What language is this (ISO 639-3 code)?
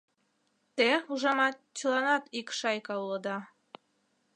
chm